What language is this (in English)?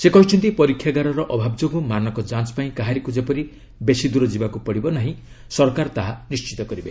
Odia